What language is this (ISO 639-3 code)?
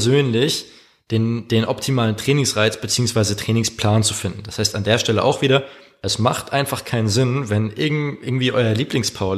deu